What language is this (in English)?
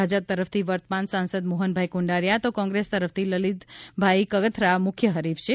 Gujarati